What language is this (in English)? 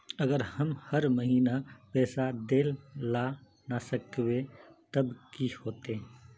Magahi